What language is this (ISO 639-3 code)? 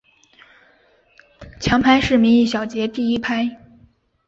zho